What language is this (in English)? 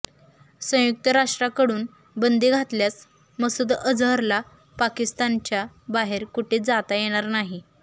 Marathi